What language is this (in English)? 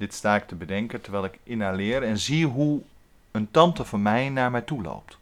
Dutch